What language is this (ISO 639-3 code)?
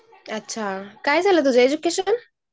mar